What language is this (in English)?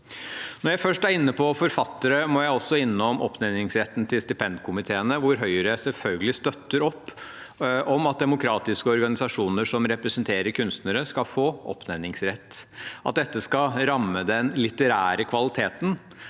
Norwegian